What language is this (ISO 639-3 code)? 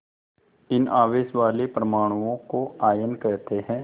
hin